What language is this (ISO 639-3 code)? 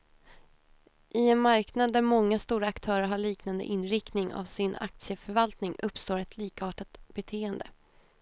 swe